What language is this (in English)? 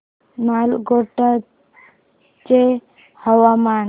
Marathi